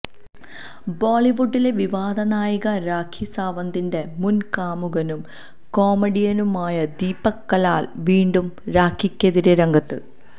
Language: Malayalam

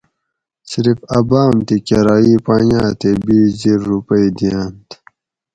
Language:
Gawri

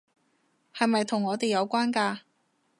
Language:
Cantonese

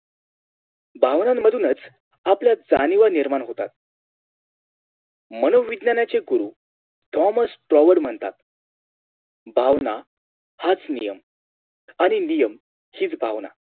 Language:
Marathi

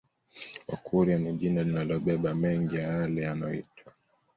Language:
Swahili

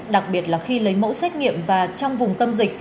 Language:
Vietnamese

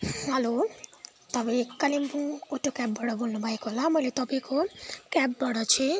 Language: Nepali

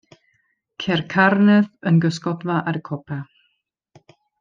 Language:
Welsh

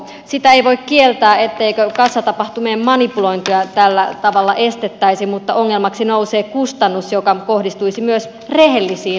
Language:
Finnish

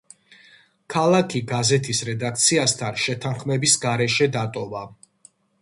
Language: Georgian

